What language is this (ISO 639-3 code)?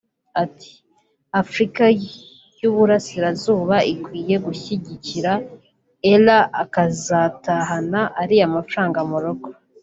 kin